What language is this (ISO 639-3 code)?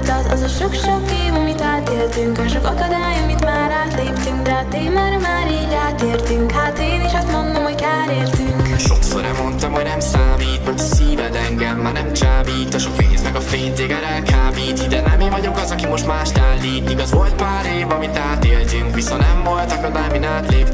hun